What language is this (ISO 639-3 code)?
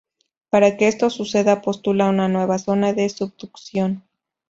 spa